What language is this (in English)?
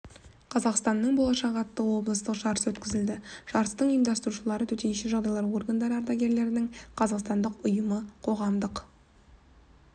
Kazakh